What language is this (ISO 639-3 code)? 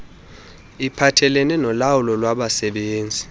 xho